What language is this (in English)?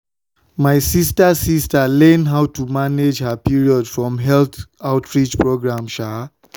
Nigerian Pidgin